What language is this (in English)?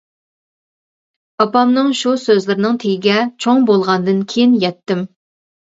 Uyghur